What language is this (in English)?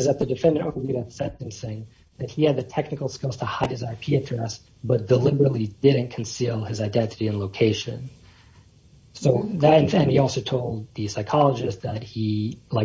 English